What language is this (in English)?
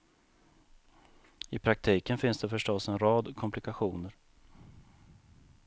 Swedish